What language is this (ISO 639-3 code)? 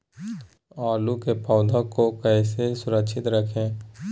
mag